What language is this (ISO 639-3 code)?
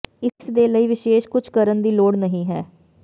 pan